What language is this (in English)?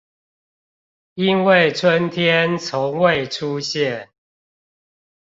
Chinese